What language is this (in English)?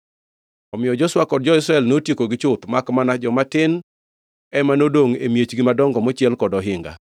Luo (Kenya and Tanzania)